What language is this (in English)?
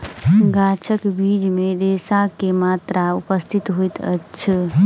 Maithili